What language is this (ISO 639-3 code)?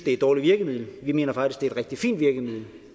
dan